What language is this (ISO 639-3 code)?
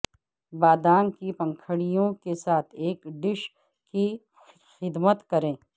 urd